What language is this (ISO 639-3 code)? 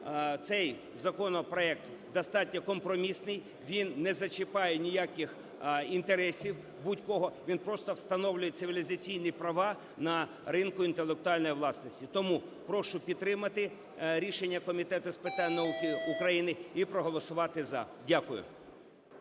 ukr